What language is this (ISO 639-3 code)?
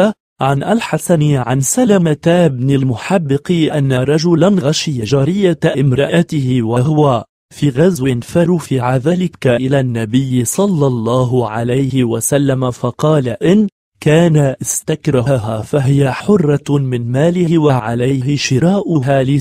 ara